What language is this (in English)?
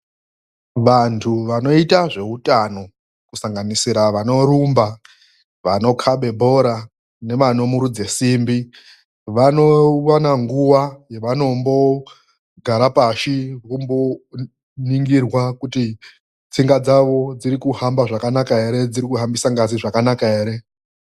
Ndau